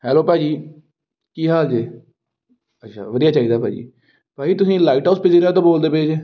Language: Punjabi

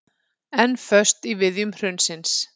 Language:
Icelandic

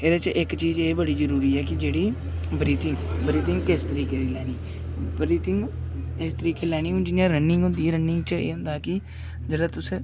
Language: Dogri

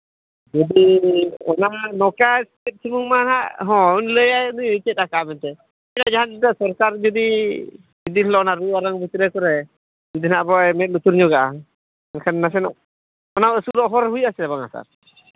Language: Santali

